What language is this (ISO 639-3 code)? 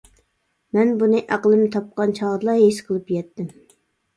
uig